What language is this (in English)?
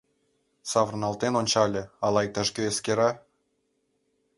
Mari